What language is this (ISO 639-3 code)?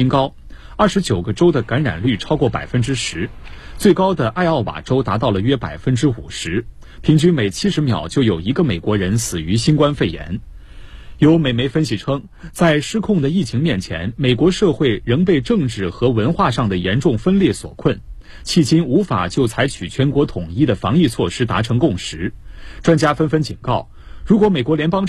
zho